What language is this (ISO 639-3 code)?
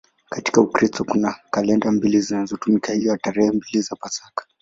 swa